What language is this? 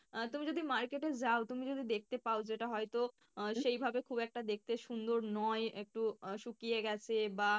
Bangla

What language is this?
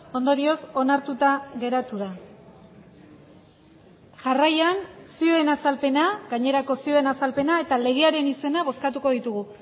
Basque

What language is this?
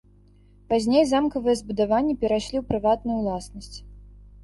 Belarusian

